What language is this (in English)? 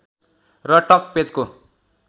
Nepali